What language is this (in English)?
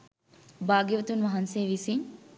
Sinhala